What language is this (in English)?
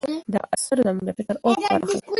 Pashto